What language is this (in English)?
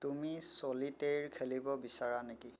Assamese